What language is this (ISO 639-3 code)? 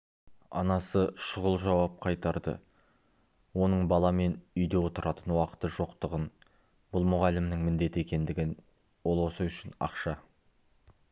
kaz